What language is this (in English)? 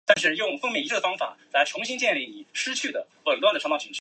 Chinese